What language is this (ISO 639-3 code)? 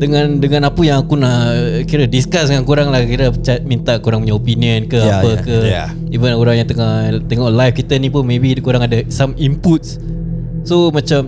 msa